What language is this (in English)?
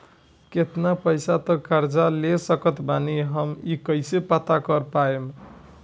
Bhojpuri